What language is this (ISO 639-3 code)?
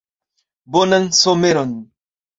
epo